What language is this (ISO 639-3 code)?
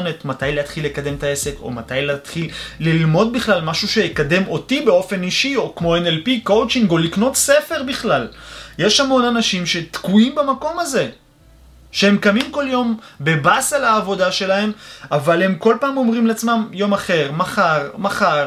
heb